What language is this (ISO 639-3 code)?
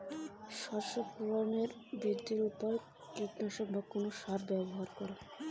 ben